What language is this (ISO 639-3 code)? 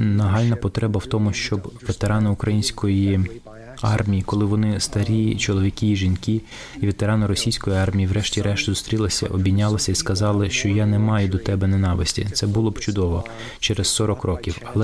ukr